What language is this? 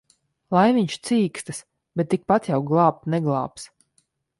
Latvian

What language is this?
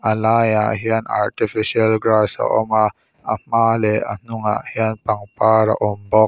Mizo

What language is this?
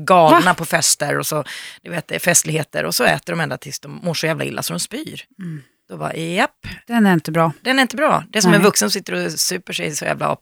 Swedish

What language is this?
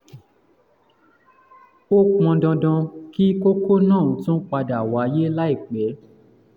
Yoruba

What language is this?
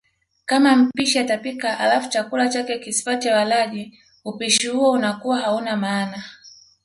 Swahili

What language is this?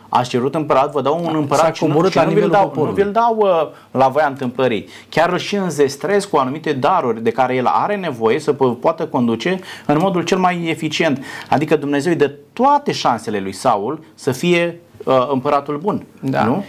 Romanian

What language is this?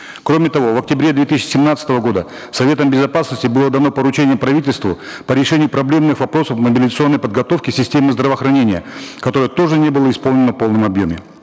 Kazakh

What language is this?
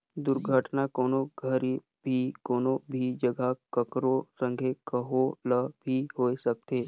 Chhattisgarhi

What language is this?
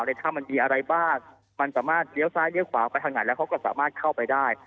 Thai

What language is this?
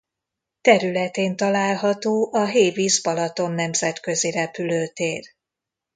Hungarian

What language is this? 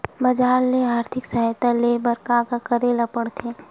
Chhattisgarhi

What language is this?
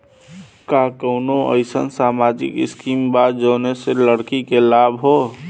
Bhojpuri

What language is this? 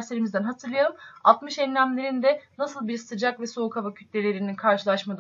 Turkish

